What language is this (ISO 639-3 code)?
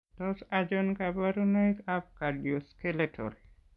kln